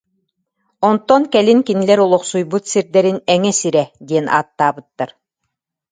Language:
Yakut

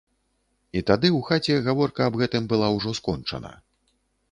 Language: Belarusian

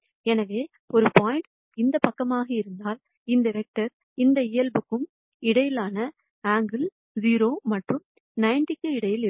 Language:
Tamil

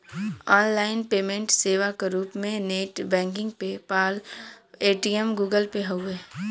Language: Bhojpuri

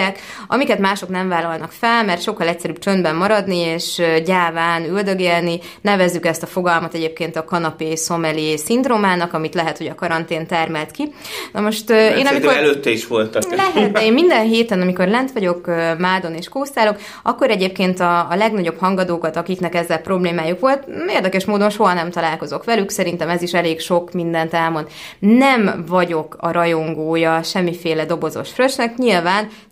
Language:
Hungarian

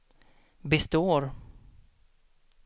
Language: Swedish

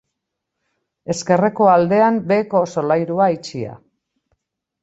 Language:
Basque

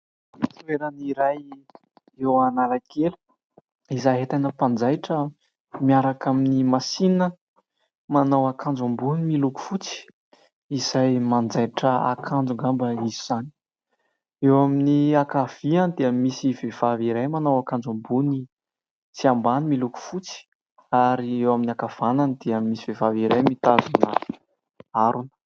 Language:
Malagasy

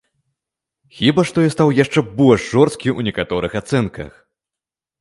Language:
Belarusian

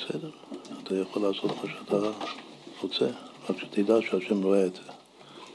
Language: Hebrew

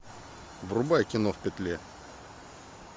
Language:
Russian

